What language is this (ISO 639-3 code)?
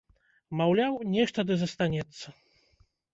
bel